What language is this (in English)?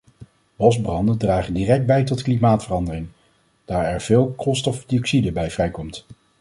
Dutch